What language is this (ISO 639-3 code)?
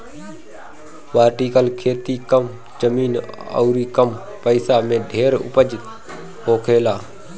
bho